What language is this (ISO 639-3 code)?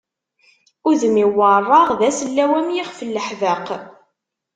kab